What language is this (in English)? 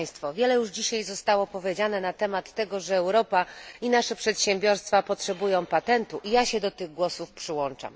Polish